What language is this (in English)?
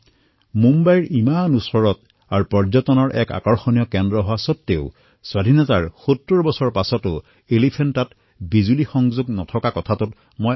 Assamese